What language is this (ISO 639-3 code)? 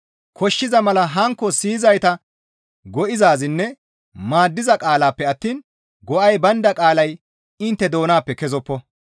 gmv